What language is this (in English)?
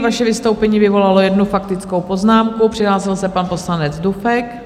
Czech